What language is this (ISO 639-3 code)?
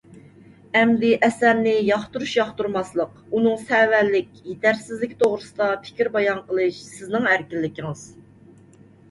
uig